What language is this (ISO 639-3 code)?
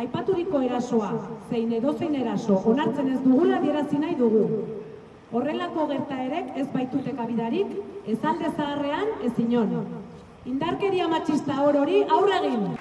spa